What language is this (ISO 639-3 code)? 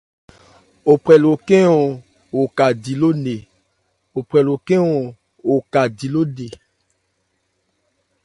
ebr